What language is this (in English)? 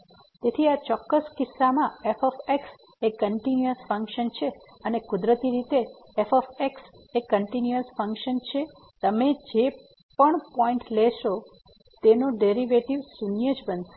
Gujarati